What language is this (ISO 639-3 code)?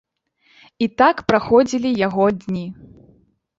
bel